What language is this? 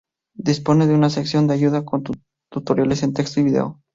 Spanish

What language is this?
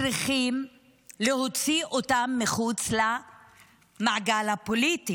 Hebrew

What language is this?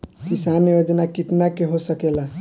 Bhojpuri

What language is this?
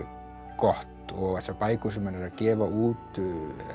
Icelandic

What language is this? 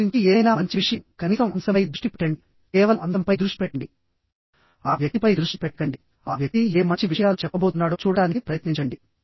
Telugu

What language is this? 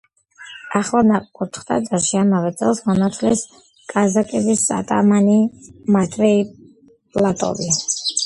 Georgian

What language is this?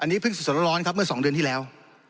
Thai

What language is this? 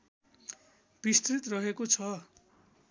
Nepali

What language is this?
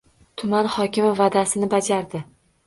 Uzbek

